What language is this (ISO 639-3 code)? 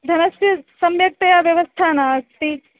san